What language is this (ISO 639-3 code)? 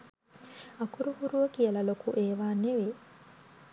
sin